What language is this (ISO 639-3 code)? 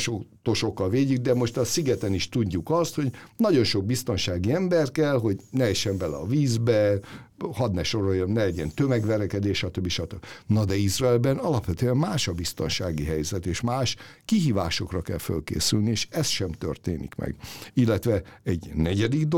hun